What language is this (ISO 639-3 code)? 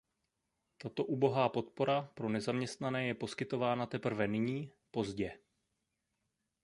ces